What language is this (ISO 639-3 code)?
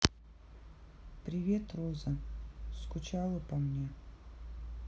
rus